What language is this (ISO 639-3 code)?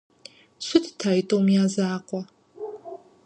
kbd